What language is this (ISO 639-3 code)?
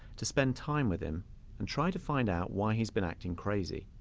eng